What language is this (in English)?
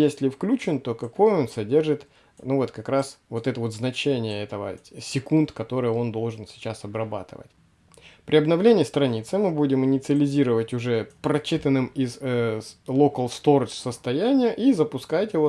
Russian